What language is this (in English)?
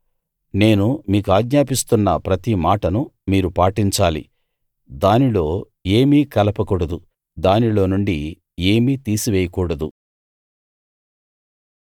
Telugu